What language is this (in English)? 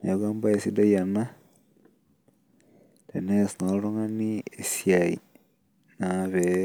Masai